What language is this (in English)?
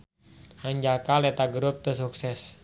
Sundanese